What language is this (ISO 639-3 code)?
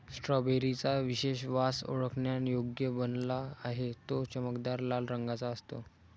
mar